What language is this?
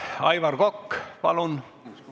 Estonian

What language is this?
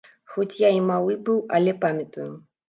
Belarusian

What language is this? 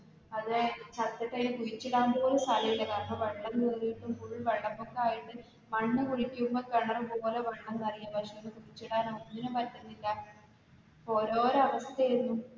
Malayalam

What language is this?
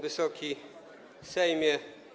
Polish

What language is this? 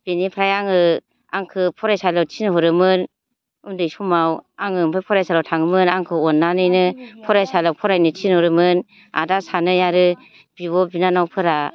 Bodo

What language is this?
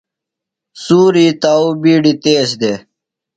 Phalura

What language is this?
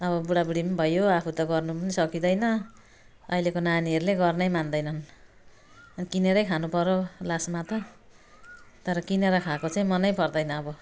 Nepali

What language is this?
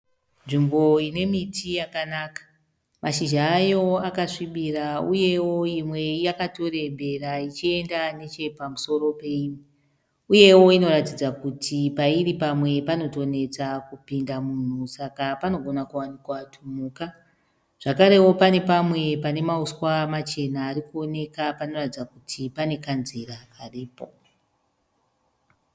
Shona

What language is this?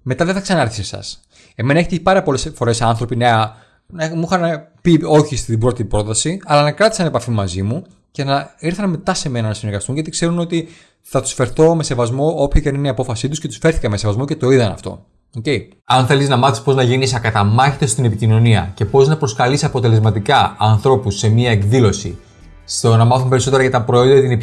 Greek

